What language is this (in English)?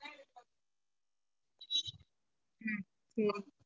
Tamil